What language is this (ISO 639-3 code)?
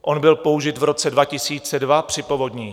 ces